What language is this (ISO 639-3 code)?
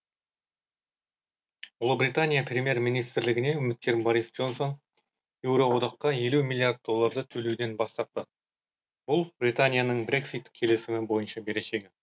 kaz